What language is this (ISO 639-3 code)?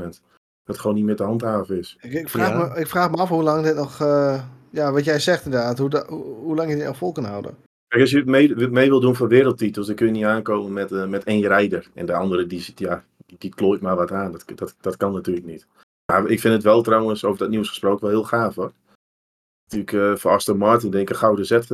nld